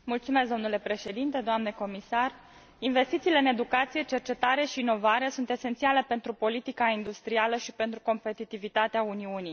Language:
Romanian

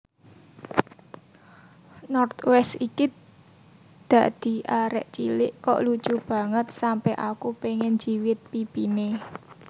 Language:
Javanese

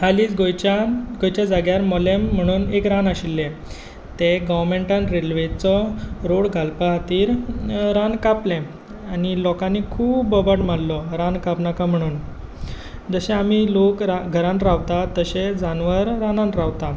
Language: Konkani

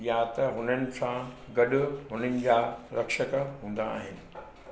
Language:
Sindhi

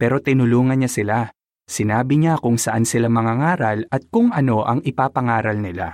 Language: Filipino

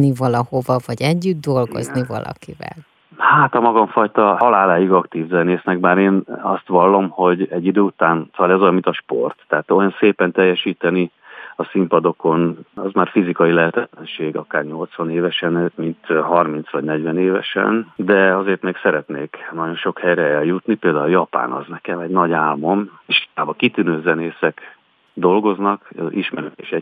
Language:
Hungarian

